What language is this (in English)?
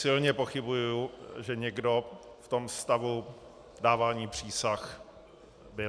Czech